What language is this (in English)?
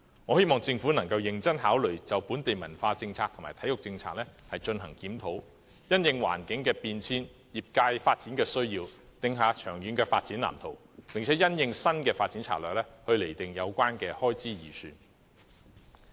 Cantonese